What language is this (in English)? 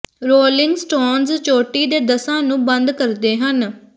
Punjabi